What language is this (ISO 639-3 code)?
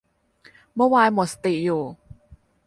tha